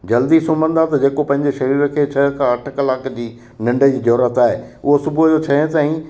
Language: Sindhi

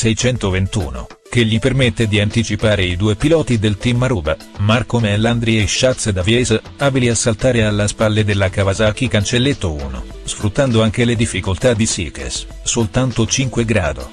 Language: Italian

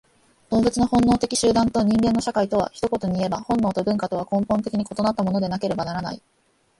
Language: Japanese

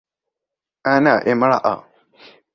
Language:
Arabic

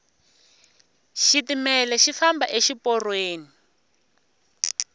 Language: Tsonga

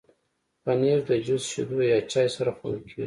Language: Pashto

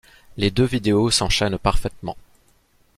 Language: French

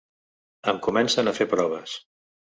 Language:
Catalan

